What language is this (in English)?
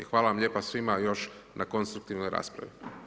Croatian